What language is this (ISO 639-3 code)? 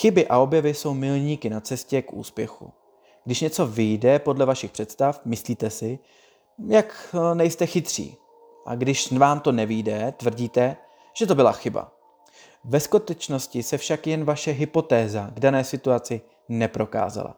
ces